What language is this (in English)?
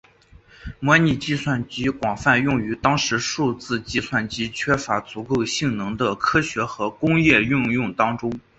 Chinese